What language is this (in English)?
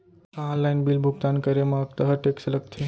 Chhattisgarhi